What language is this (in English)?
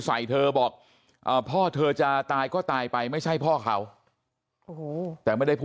Thai